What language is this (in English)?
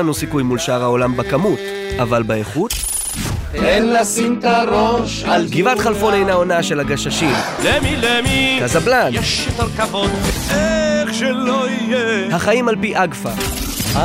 Hebrew